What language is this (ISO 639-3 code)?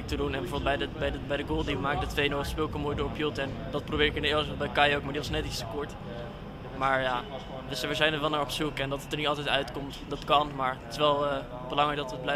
nld